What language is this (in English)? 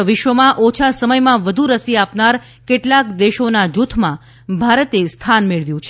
Gujarati